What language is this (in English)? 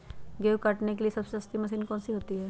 Magahi